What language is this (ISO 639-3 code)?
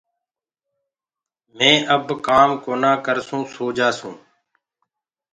ggg